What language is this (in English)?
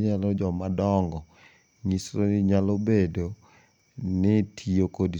Luo (Kenya and Tanzania)